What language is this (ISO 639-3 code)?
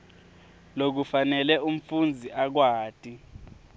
ssw